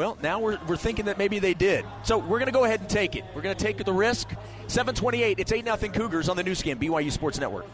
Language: English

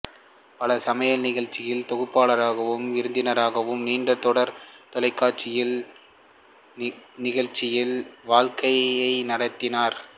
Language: Tamil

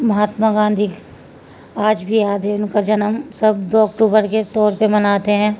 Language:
Urdu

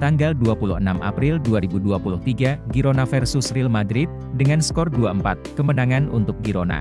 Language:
Indonesian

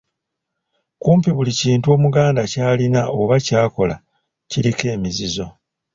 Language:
Ganda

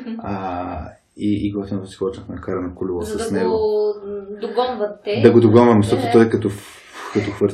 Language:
Bulgarian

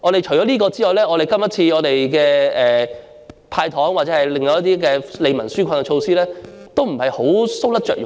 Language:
Cantonese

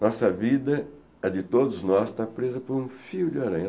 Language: Portuguese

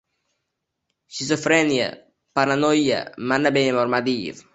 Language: Uzbek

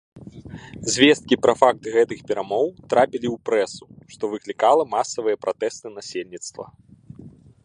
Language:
Belarusian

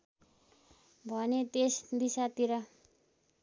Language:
Nepali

